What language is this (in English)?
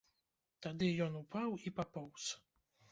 Belarusian